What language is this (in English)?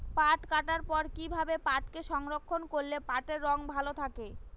Bangla